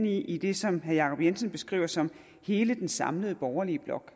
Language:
Danish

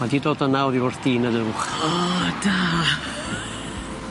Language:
Welsh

